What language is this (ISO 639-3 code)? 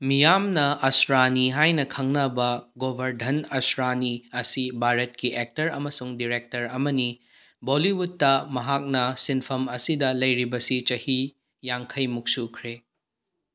mni